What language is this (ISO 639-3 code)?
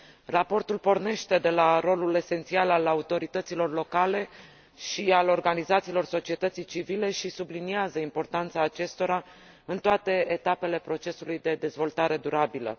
ron